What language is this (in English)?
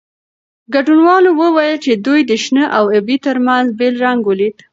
Pashto